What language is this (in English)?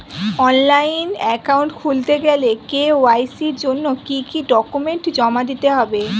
Bangla